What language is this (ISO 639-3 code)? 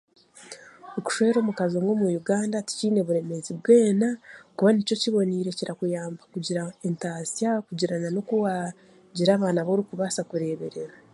cgg